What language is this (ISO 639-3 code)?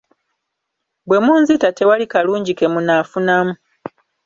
lug